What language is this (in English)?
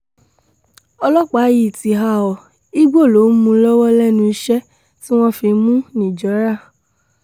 Yoruba